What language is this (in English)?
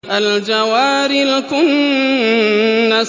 Arabic